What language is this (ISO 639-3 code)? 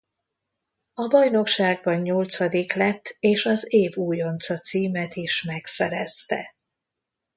hun